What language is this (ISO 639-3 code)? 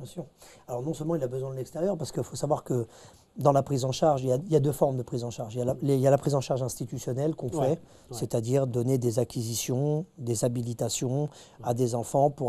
fra